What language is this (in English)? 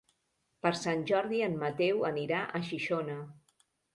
Catalan